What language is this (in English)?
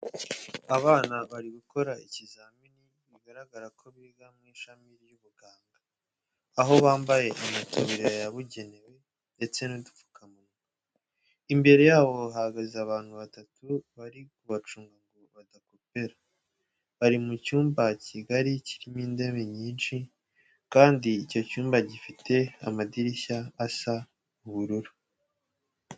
Kinyarwanda